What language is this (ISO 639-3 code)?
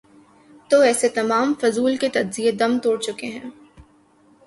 urd